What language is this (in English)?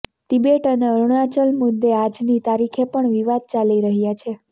Gujarati